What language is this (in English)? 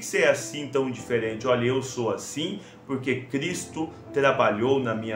Portuguese